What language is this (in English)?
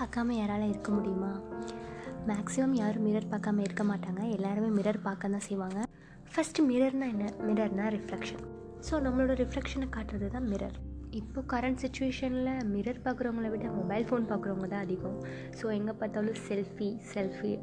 Tamil